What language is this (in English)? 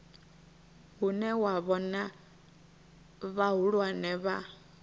Venda